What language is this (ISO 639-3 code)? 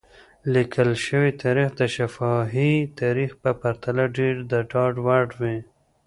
pus